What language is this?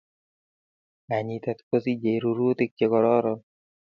Kalenjin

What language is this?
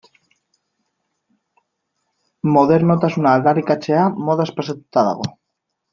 Basque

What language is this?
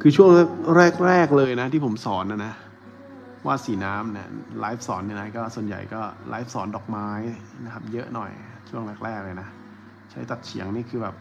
Thai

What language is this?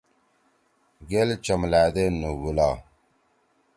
Torwali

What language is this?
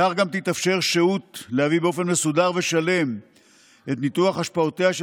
Hebrew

